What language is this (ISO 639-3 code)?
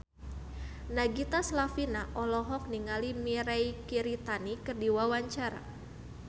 sun